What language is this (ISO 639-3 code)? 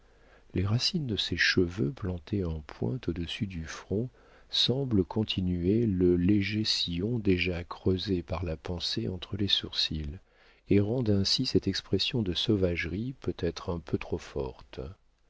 fra